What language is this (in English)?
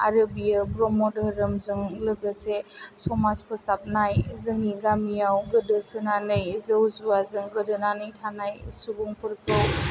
Bodo